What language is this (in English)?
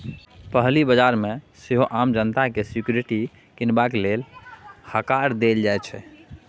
Maithili